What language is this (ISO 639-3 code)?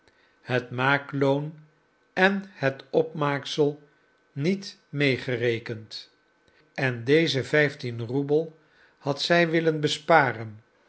nld